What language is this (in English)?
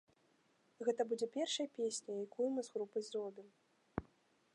Belarusian